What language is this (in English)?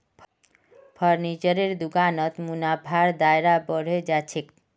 Magahi